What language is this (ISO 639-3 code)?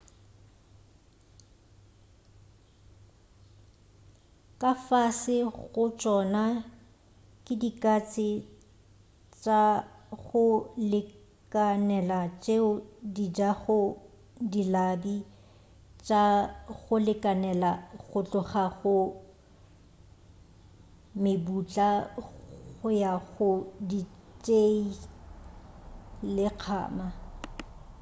nso